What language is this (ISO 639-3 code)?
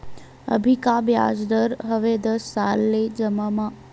hne